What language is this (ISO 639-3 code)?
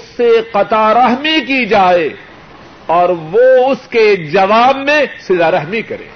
urd